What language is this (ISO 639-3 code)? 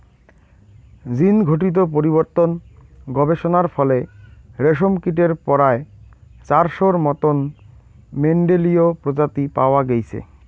ben